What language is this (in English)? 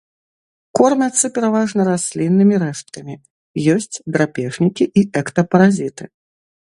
Belarusian